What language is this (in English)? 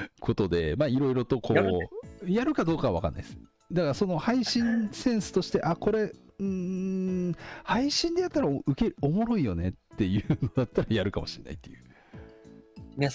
Japanese